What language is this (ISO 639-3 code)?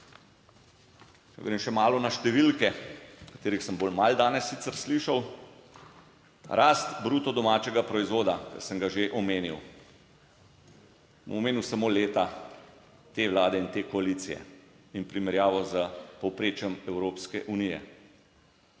slv